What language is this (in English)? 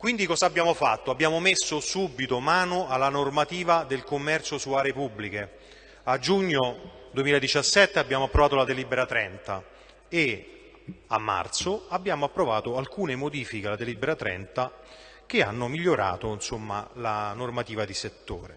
Italian